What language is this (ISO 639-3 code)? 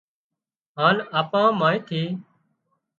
kxp